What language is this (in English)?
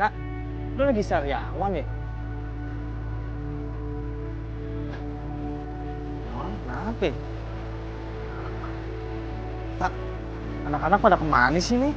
Indonesian